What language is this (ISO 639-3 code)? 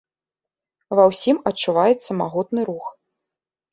bel